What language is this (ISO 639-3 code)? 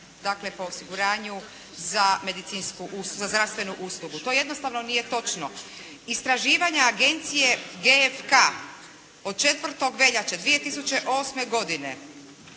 hrv